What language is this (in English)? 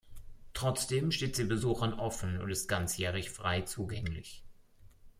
German